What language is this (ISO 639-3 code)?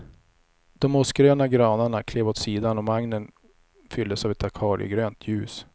swe